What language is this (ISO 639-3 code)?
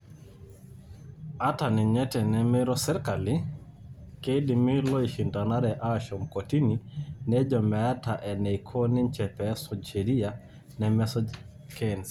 mas